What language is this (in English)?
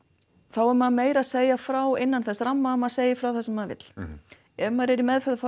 Icelandic